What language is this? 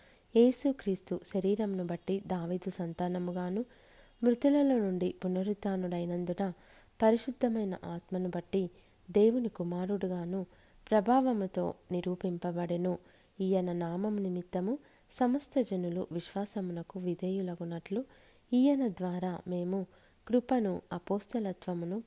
Telugu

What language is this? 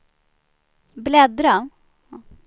Swedish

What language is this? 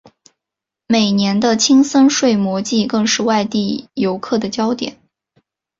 Chinese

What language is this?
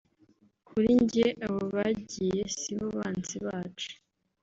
Kinyarwanda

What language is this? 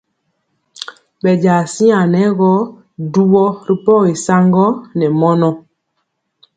Mpiemo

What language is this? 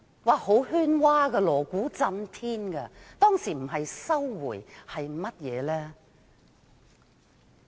Cantonese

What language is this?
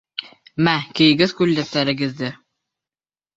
Bashkir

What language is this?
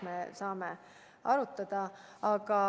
Estonian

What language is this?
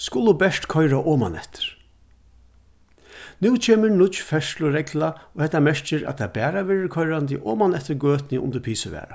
Faroese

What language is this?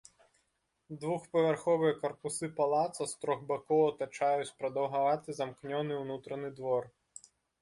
Belarusian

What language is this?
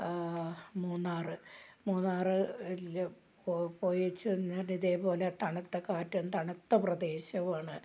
Malayalam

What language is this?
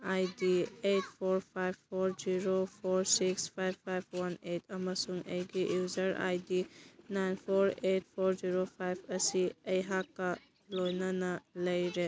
Manipuri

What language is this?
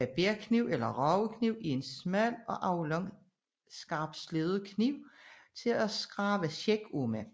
Danish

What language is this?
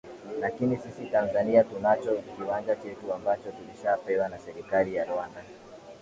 Swahili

